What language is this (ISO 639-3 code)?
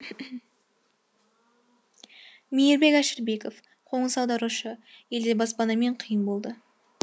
kaz